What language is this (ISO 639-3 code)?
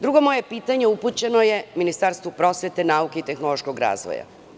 srp